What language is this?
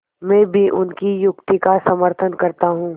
Hindi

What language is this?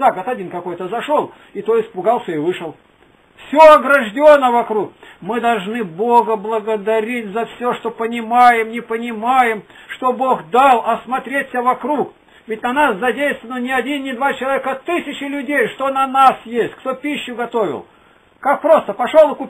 Russian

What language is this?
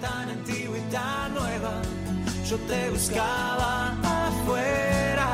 Spanish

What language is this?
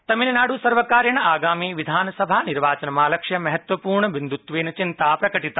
Sanskrit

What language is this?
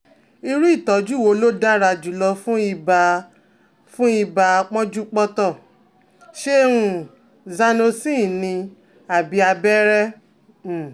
Yoruba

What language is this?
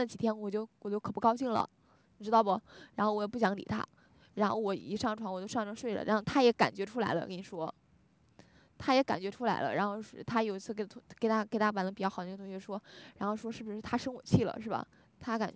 Chinese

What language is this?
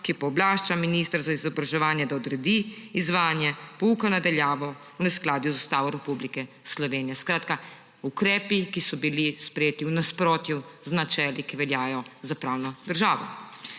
Slovenian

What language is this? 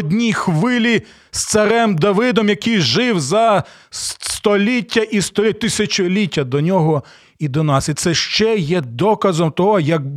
Ukrainian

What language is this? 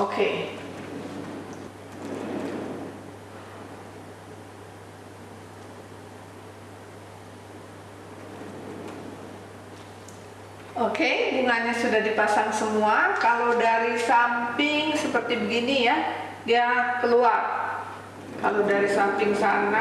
Indonesian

